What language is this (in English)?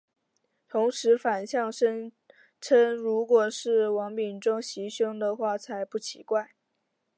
Chinese